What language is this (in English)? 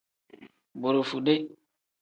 Tem